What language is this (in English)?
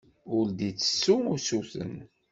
Kabyle